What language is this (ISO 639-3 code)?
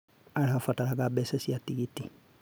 kik